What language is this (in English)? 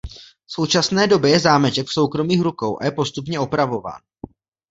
Czech